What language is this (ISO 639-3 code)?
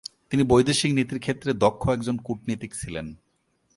ben